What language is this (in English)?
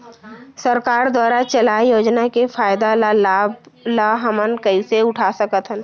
Chhattisgarhi